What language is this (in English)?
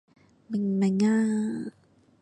Cantonese